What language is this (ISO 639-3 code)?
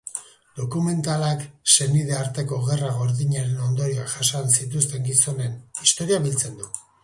eus